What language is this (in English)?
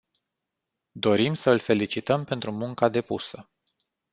Romanian